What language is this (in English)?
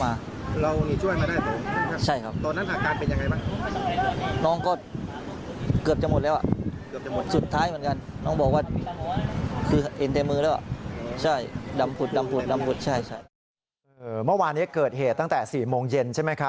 Thai